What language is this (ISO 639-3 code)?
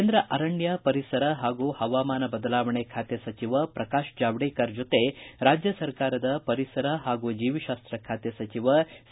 kan